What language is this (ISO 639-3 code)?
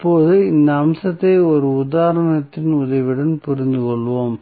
tam